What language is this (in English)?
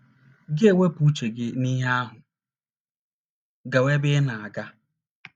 Igbo